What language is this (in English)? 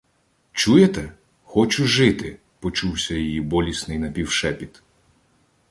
Ukrainian